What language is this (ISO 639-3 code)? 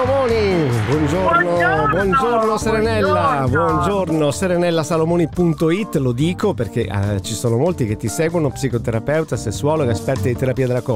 ita